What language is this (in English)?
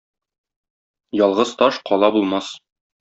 Tatar